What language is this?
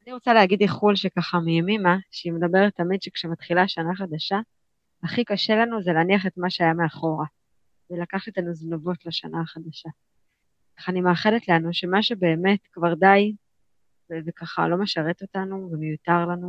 Hebrew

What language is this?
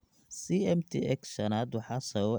Somali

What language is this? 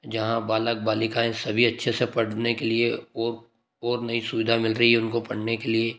Hindi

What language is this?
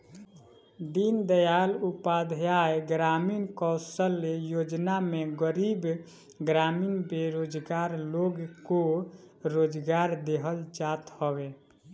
Bhojpuri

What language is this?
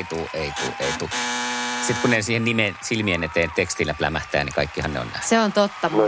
Finnish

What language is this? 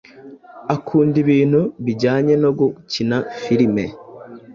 Kinyarwanda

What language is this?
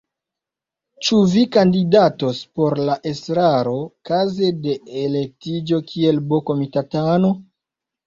Esperanto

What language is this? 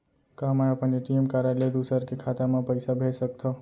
Chhattisgarhi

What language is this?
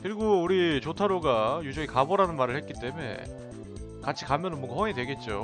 Korean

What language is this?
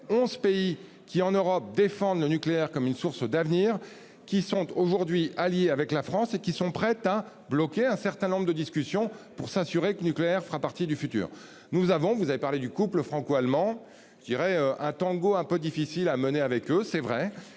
French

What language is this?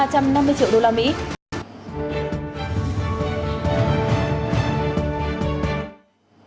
Vietnamese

